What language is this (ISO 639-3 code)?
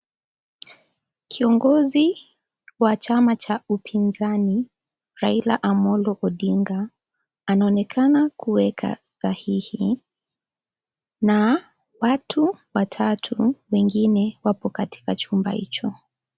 swa